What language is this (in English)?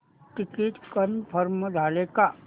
Marathi